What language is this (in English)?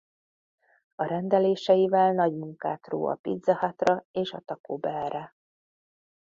Hungarian